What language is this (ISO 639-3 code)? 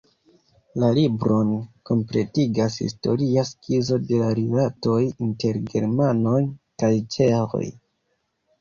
epo